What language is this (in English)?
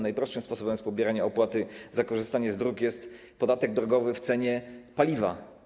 Polish